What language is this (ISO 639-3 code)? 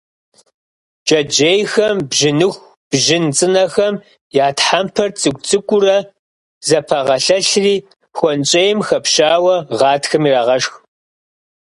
kbd